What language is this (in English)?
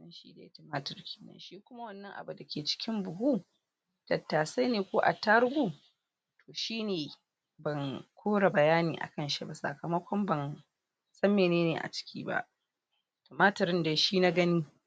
Hausa